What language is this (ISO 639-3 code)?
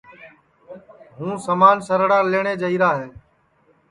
ssi